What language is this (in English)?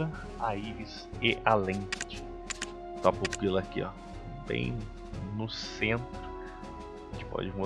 Portuguese